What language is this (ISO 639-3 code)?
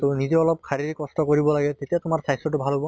asm